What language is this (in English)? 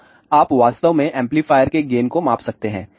Hindi